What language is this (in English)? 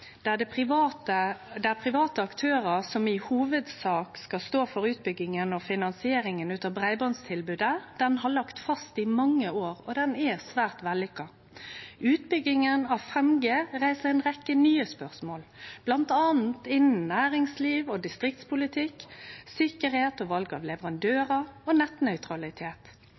Norwegian Nynorsk